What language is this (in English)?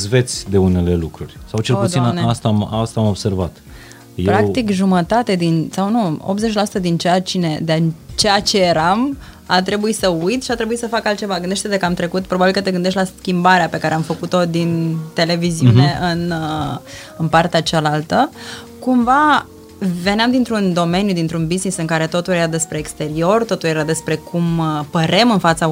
Romanian